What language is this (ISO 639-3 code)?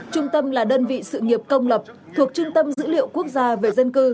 vie